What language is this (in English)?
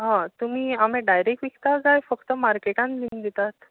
Konkani